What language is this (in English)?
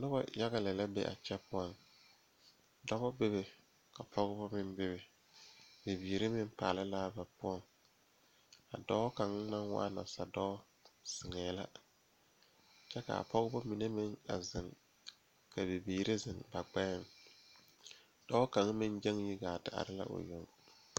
Southern Dagaare